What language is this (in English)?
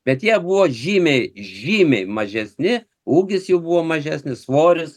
Lithuanian